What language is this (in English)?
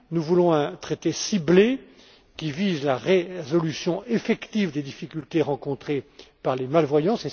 French